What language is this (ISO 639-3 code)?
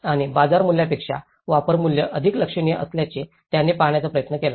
mar